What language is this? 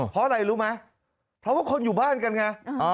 Thai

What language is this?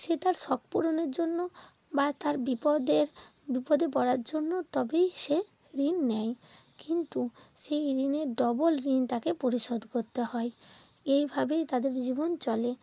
Bangla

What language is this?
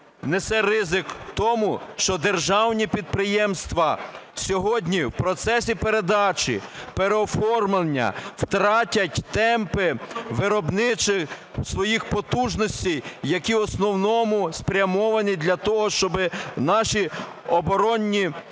Ukrainian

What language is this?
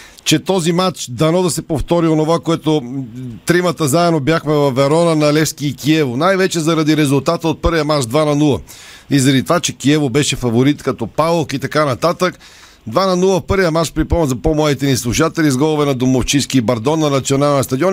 Bulgarian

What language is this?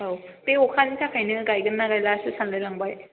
Bodo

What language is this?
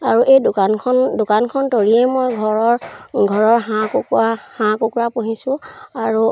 Assamese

